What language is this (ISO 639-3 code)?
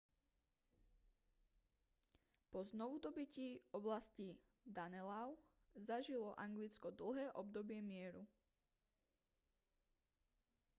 slk